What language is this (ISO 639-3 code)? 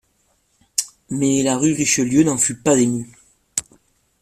fra